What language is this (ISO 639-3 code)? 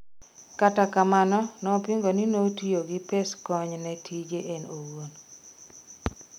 luo